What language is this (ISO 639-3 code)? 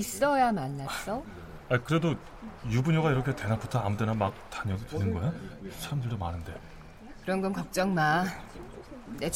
kor